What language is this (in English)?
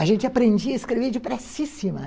Portuguese